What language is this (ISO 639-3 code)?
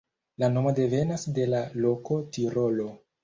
epo